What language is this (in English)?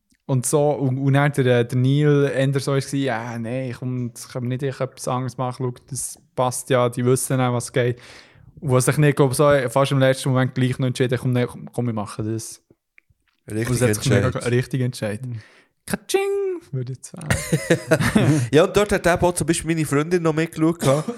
German